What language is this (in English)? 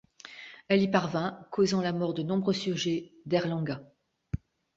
French